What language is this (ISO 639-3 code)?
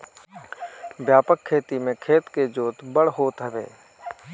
bho